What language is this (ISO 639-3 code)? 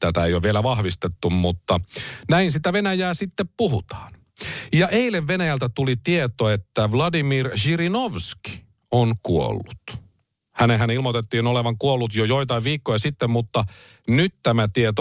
fin